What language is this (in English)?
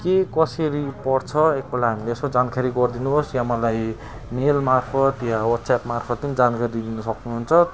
Nepali